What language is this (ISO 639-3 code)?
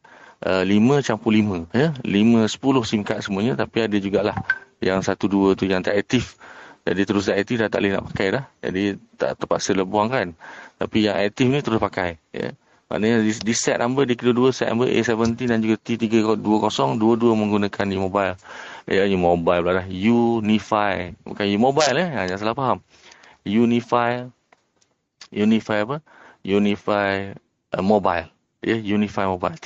msa